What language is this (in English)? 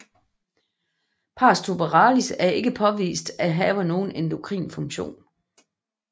Danish